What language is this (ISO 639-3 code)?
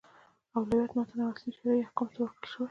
pus